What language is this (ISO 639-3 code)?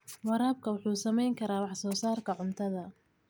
som